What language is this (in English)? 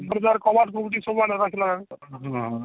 Odia